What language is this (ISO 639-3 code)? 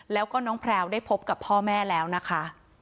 tha